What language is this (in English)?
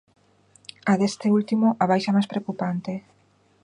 Galician